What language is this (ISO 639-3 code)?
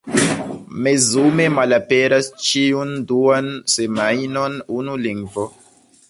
epo